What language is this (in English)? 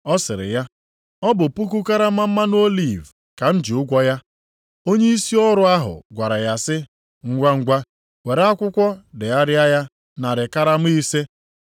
Igbo